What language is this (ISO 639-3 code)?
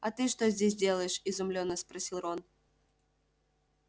rus